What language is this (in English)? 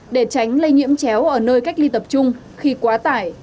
Vietnamese